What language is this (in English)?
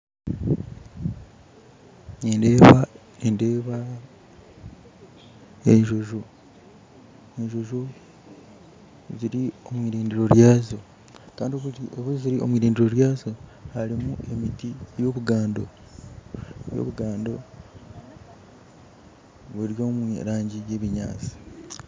Nyankole